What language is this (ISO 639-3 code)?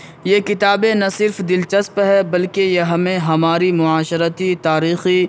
urd